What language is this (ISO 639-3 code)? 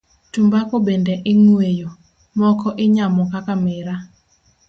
luo